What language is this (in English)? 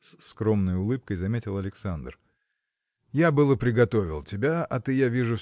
Russian